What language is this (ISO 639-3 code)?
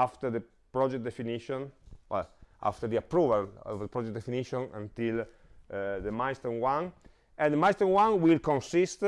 eng